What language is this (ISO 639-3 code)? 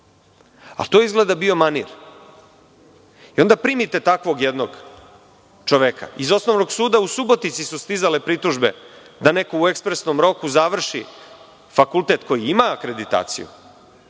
srp